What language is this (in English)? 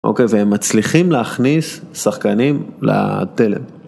Hebrew